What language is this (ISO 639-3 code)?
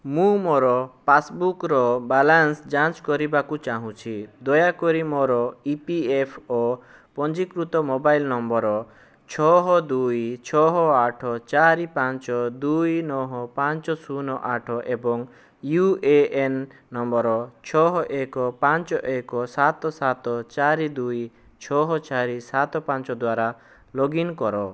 ori